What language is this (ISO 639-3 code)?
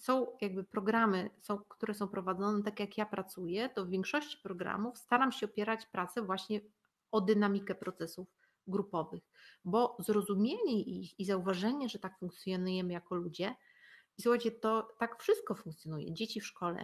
pol